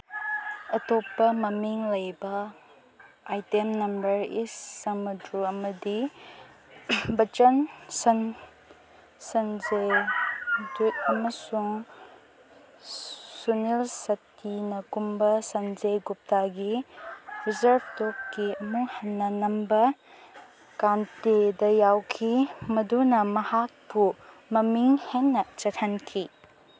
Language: Manipuri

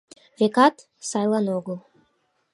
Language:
Mari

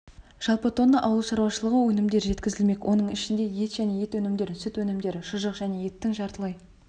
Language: Kazakh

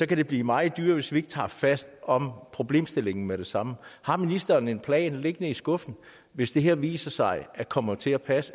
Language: Danish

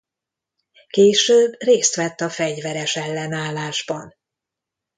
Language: Hungarian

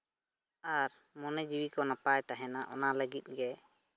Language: Santali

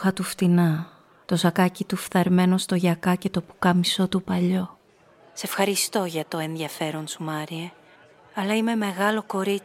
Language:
Greek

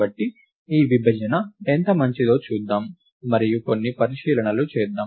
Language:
Telugu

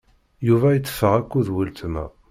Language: Kabyle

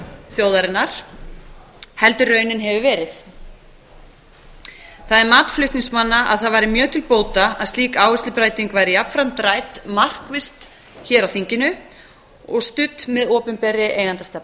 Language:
Icelandic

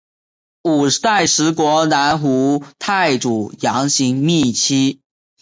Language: Chinese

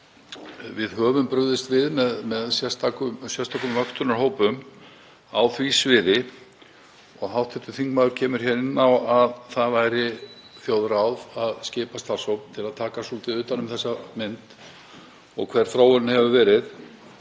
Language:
Icelandic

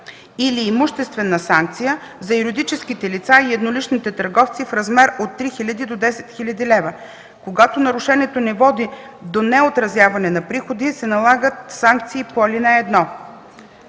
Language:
Bulgarian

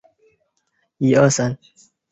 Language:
Chinese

